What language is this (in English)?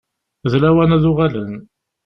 Kabyle